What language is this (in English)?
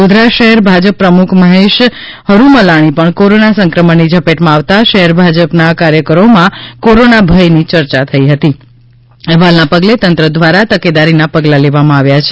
Gujarati